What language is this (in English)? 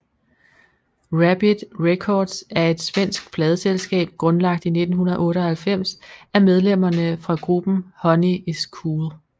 Danish